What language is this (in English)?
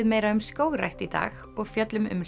Icelandic